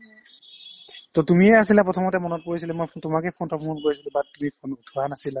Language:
Assamese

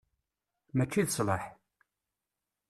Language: Kabyle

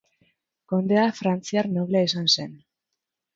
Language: Basque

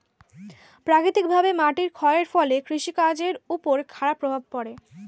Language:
Bangla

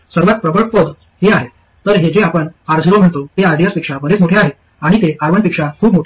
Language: Marathi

